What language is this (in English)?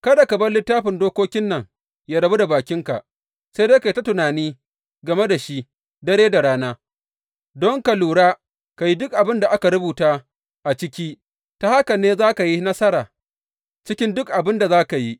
Hausa